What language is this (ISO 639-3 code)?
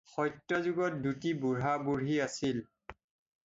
asm